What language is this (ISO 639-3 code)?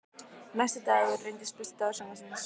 isl